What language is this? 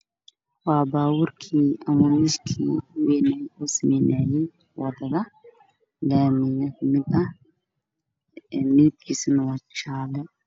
Somali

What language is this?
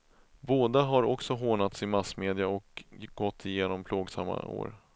Swedish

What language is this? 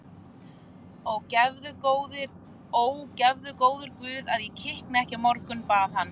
Icelandic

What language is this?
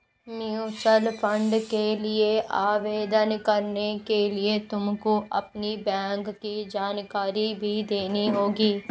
Hindi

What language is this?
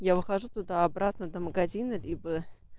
Russian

